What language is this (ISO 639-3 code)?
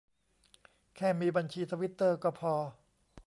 tha